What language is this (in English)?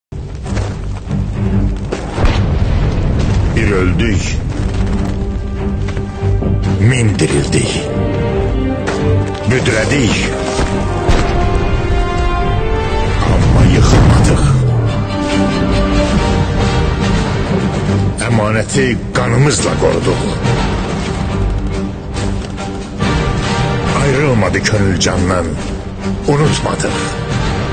Turkish